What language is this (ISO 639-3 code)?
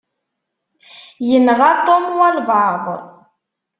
kab